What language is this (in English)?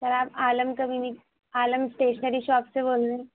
Urdu